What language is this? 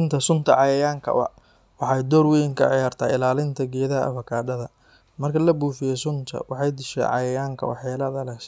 Somali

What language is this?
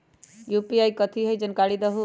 Magahi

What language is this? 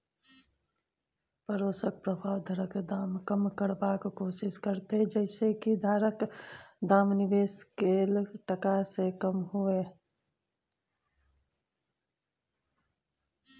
Maithili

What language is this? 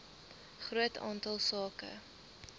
Afrikaans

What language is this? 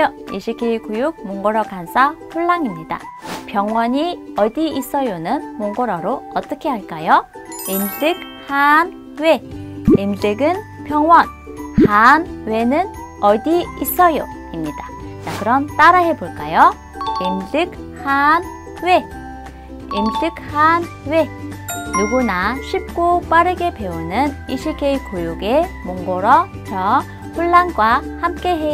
Korean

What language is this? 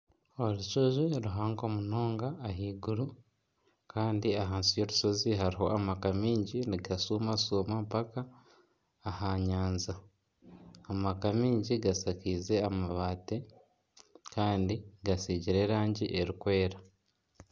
Nyankole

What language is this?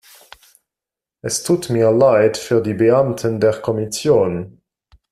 German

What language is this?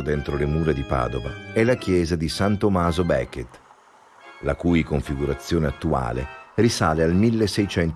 Italian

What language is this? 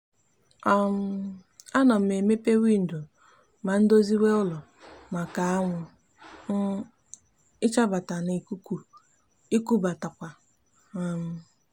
Igbo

